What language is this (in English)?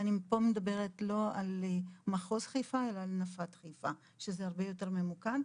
Hebrew